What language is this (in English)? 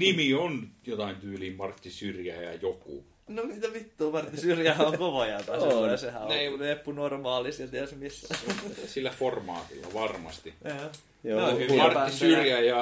Finnish